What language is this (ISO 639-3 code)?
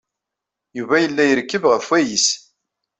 kab